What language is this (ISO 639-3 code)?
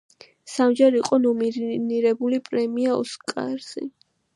kat